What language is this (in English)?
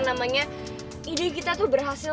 Indonesian